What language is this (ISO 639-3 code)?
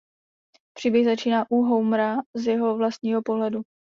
ces